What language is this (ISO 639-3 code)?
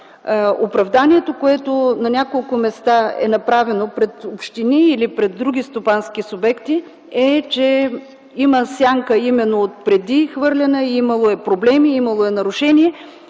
bul